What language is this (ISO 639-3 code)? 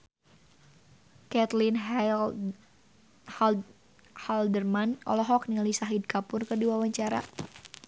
sun